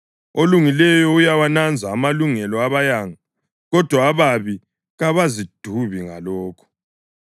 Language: North Ndebele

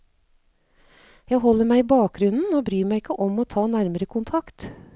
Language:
Norwegian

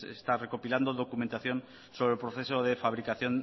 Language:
Spanish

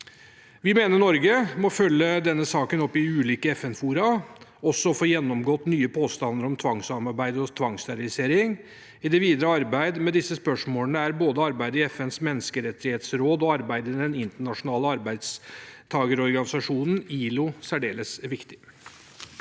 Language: Norwegian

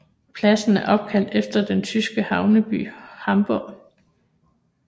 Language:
Danish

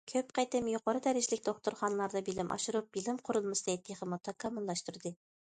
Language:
Uyghur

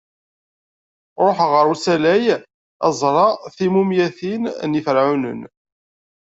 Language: Kabyle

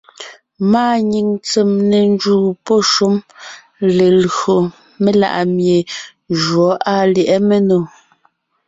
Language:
Ngiemboon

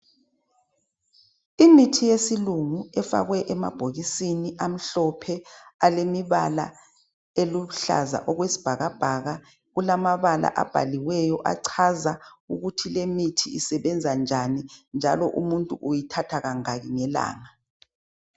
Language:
North Ndebele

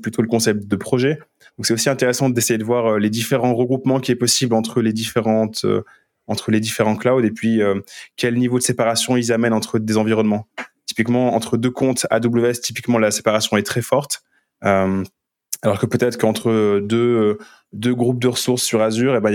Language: French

